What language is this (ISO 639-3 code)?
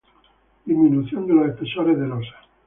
spa